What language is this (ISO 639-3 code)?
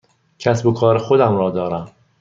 fas